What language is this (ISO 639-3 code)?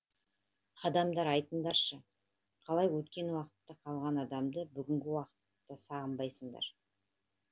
kaz